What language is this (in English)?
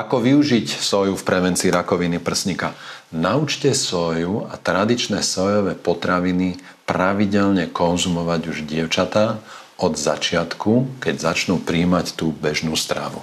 Slovak